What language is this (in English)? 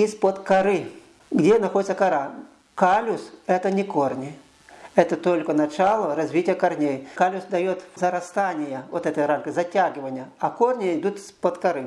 Russian